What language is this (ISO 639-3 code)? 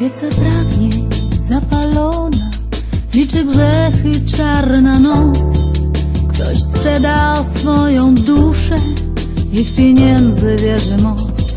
pol